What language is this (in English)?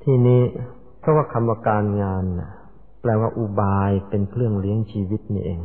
Thai